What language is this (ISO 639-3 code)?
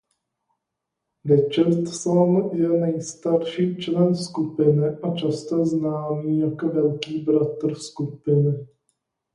ces